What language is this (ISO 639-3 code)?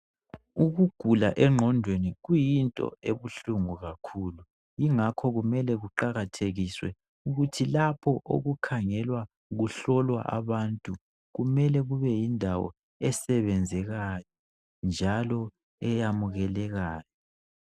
nde